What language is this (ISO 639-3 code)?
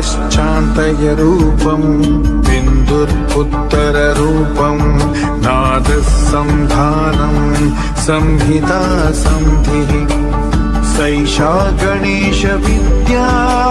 ron